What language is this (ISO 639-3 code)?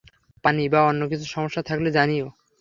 ben